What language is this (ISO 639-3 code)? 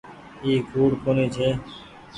gig